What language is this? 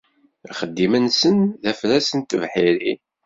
Kabyle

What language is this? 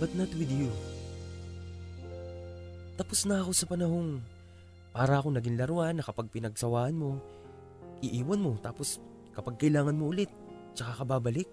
Filipino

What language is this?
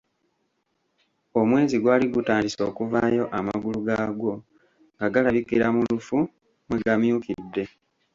Ganda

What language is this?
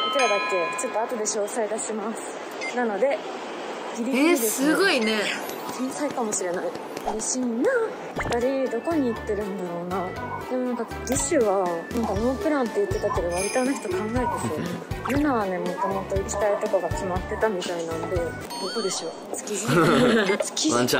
Japanese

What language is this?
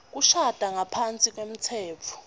Swati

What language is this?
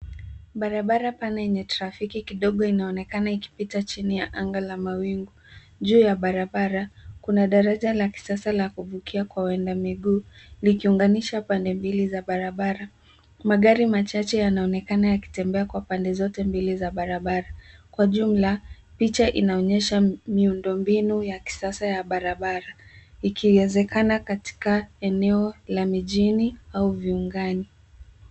Swahili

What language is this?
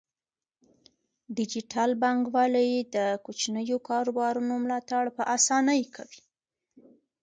Pashto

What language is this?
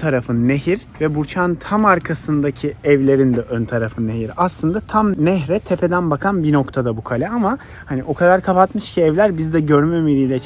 Turkish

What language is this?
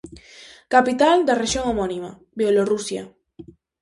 Galician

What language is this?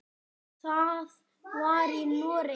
Icelandic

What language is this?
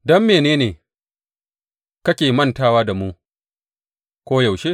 Hausa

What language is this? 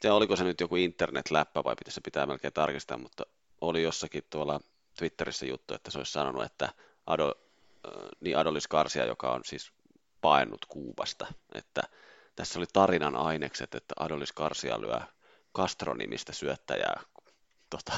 Finnish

